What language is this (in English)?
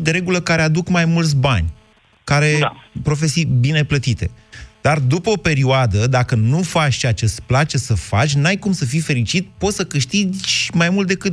Romanian